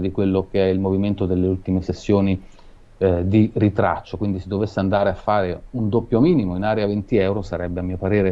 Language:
Italian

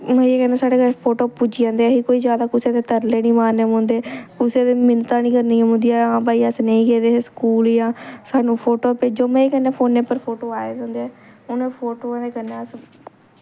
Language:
Dogri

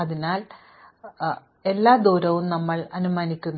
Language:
Malayalam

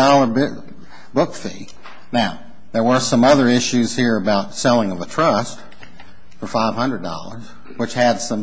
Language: English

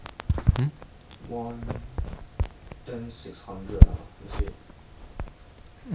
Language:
English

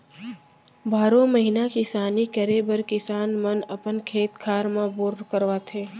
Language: Chhattisgarhi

